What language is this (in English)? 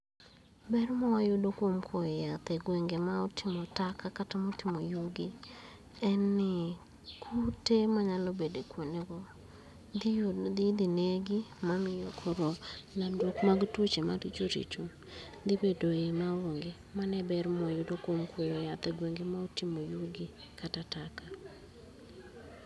Luo (Kenya and Tanzania)